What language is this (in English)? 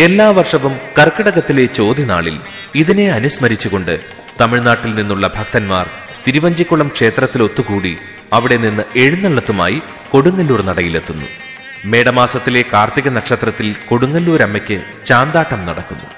Malayalam